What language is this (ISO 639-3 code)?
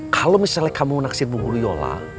ind